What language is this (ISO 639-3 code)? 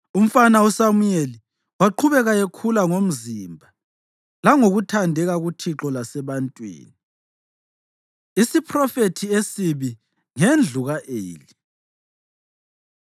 nde